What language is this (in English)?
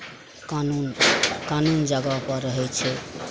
Maithili